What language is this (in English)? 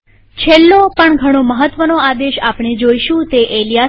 Gujarati